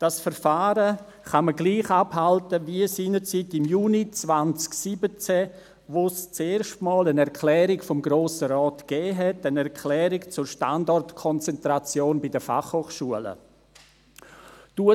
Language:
Swiss German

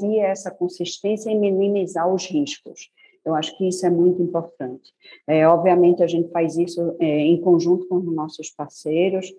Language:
Portuguese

